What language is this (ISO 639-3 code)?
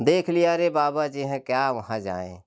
hin